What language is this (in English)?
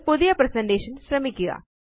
Malayalam